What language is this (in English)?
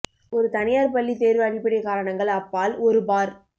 Tamil